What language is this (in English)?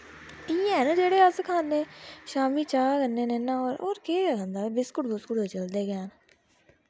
Dogri